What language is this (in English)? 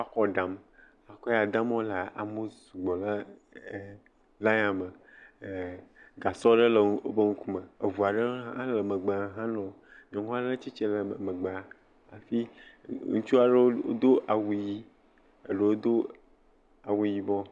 Ewe